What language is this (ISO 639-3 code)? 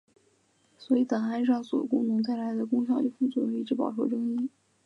zho